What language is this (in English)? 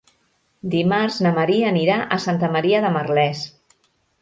Catalan